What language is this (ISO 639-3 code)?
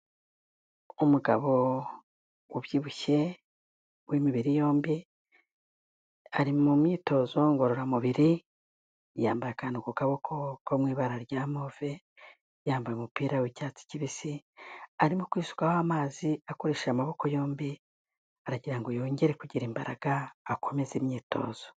kin